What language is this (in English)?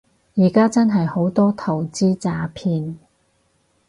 Cantonese